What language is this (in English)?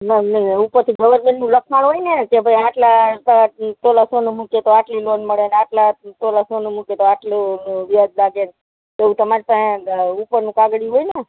Gujarati